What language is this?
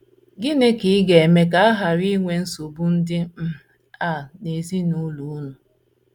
Igbo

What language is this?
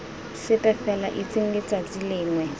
Tswana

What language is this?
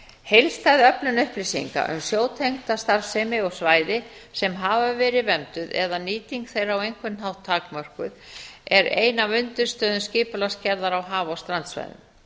Icelandic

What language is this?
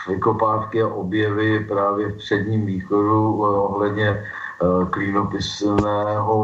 Czech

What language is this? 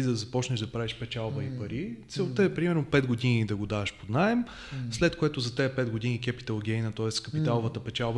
Bulgarian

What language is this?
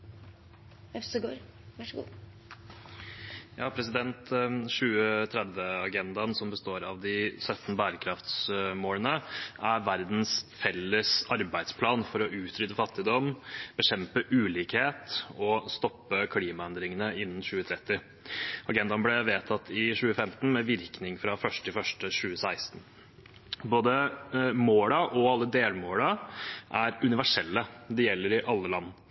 Norwegian Bokmål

